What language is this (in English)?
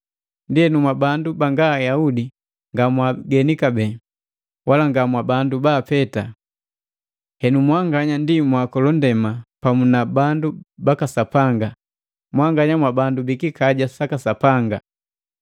Matengo